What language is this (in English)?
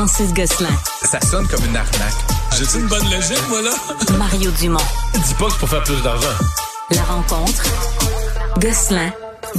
French